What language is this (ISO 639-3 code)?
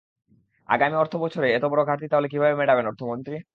ben